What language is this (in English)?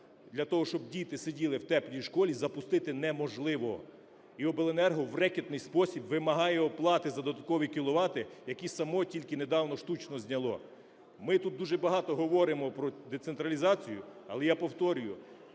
Ukrainian